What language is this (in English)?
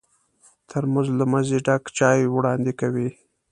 Pashto